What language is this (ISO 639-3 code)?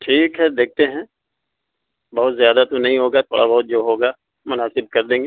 urd